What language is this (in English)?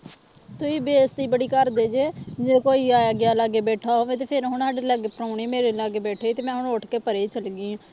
Punjabi